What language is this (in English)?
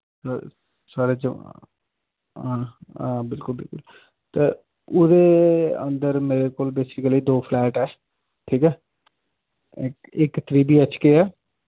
Dogri